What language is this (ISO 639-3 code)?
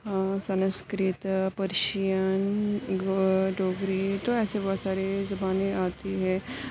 urd